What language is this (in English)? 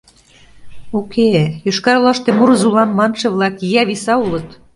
Mari